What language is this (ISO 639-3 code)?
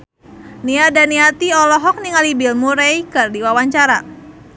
sun